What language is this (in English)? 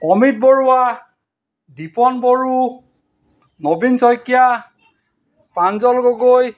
Assamese